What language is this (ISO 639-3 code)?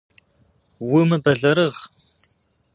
kbd